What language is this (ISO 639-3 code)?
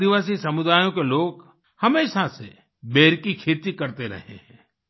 hin